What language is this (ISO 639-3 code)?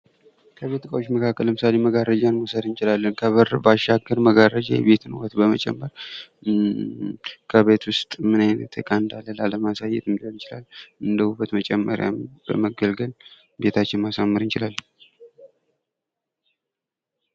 amh